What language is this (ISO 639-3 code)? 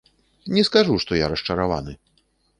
bel